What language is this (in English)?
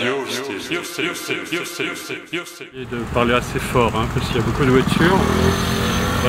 French